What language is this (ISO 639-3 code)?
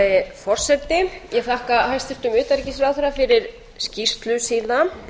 isl